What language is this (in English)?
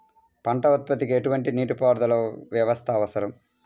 Telugu